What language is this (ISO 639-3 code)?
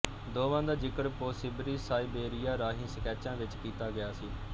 pan